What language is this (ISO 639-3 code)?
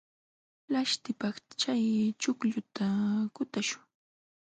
qxw